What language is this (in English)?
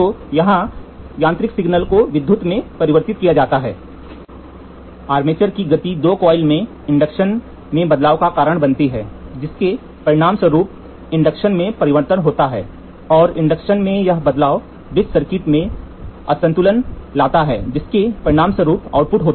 Hindi